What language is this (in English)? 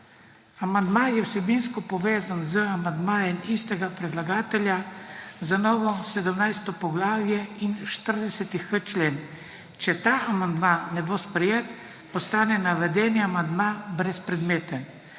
Slovenian